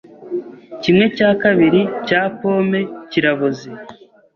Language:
Kinyarwanda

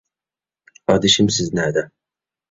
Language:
Uyghur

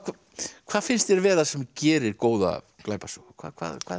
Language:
Icelandic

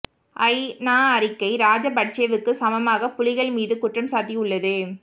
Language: Tamil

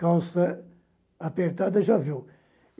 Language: Portuguese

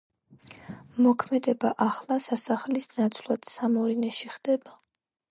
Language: Georgian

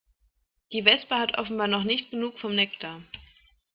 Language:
German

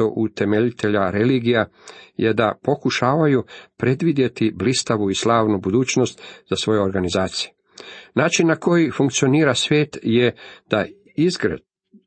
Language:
Croatian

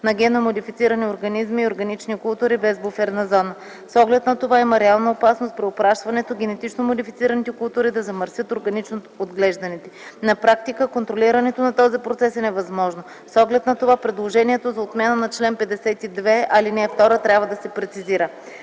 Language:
Bulgarian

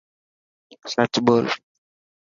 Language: Dhatki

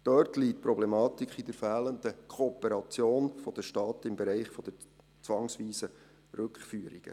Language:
Swiss German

